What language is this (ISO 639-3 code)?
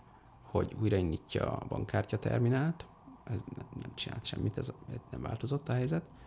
hun